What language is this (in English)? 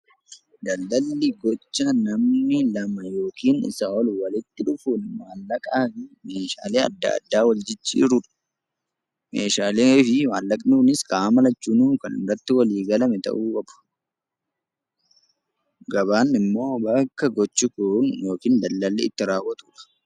Oromo